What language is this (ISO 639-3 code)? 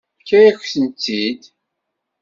kab